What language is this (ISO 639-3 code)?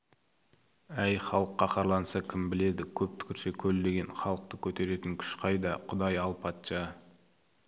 kaz